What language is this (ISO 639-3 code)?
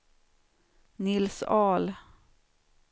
swe